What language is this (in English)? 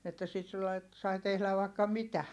Finnish